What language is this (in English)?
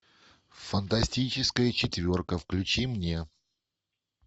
Russian